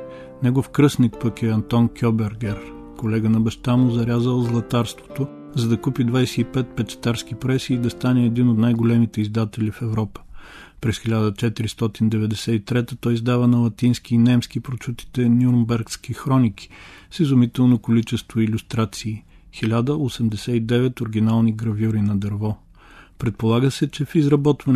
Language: Bulgarian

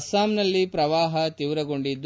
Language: Kannada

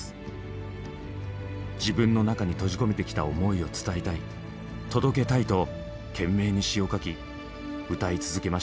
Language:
Japanese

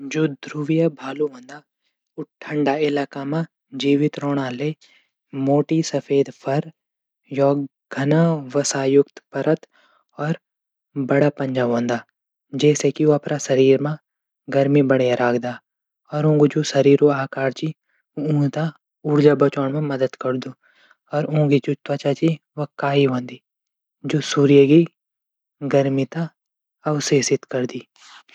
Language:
Garhwali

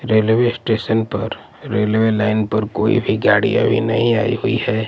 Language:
Hindi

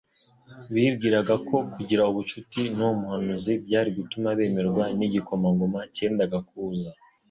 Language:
Kinyarwanda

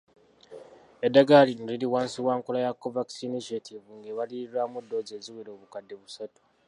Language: Ganda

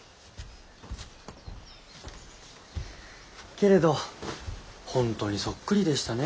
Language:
Japanese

